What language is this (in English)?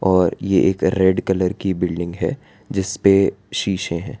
Hindi